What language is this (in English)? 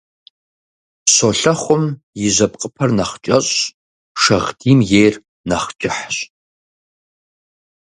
Kabardian